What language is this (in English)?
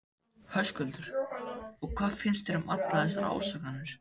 Icelandic